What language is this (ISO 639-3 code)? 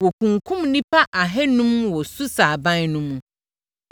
aka